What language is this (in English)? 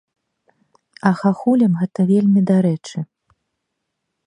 Belarusian